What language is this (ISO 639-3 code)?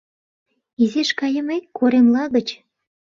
chm